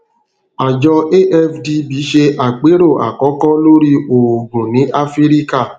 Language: Yoruba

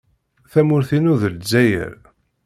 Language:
Kabyle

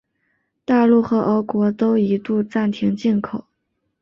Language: Chinese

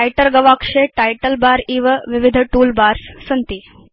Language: Sanskrit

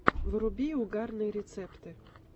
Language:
Russian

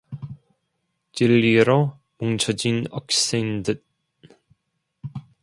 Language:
Korean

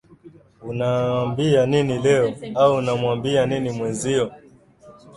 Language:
Swahili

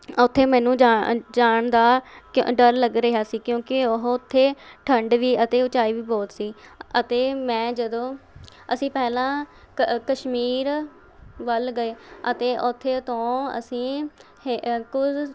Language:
Punjabi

